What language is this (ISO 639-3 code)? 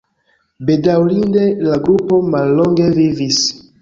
epo